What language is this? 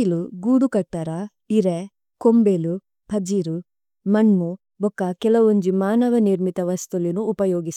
Tulu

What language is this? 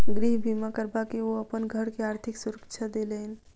Maithili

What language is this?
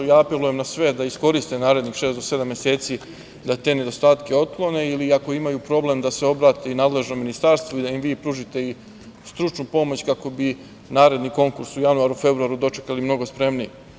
Serbian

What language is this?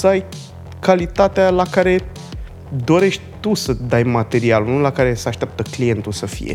Romanian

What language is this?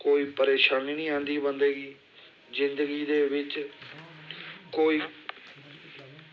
Dogri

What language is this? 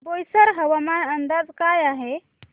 Marathi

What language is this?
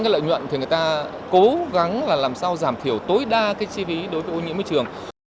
Vietnamese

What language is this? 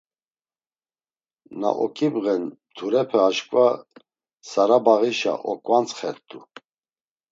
Laz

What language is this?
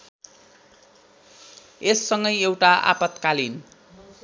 Nepali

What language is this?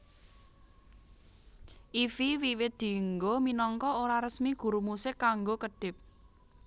Javanese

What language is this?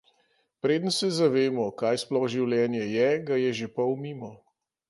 Slovenian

